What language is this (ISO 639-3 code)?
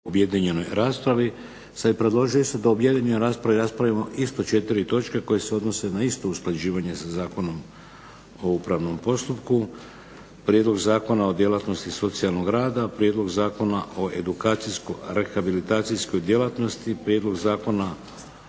hrv